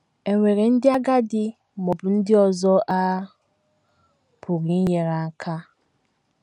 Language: Igbo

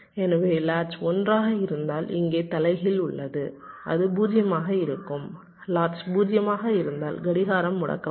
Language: Tamil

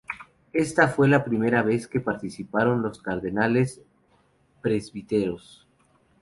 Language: Spanish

